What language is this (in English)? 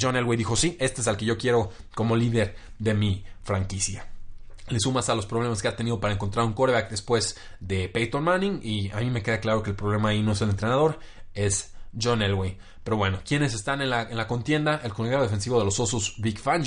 Spanish